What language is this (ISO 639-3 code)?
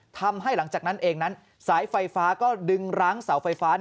tha